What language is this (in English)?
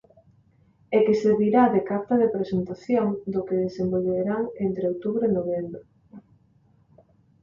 Galician